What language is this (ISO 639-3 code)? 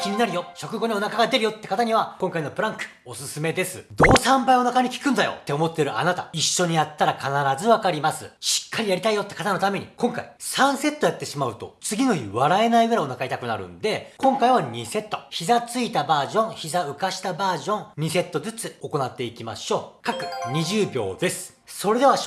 jpn